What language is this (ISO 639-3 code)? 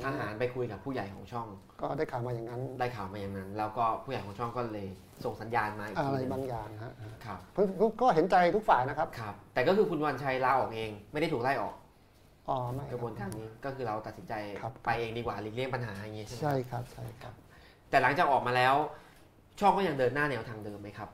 tha